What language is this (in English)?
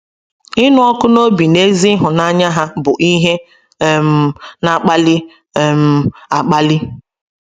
Igbo